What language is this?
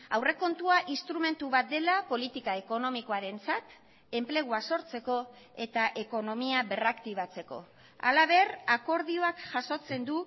Basque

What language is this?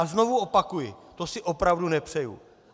Czech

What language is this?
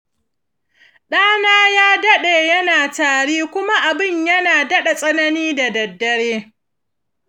Hausa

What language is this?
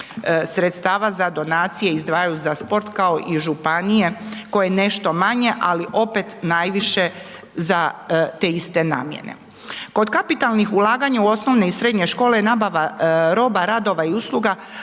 Croatian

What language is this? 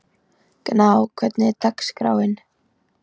Icelandic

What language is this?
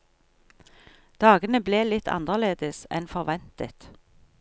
Norwegian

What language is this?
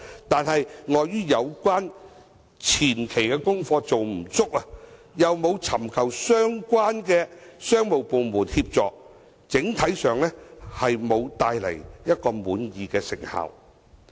Cantonese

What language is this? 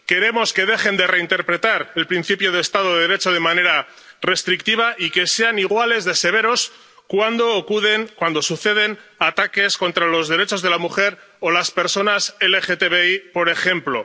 Spanish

